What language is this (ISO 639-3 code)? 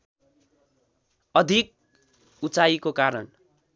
nep